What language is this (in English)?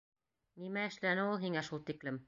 Bashkir